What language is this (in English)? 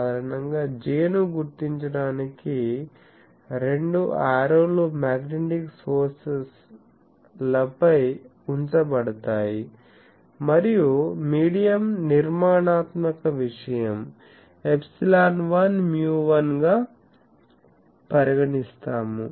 Telugu